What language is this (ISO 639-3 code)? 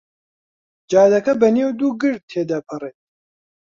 ckb